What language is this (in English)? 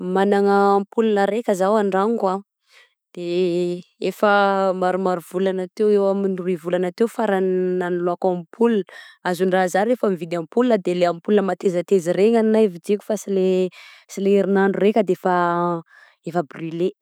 Southern Betsimisaraka Malagasy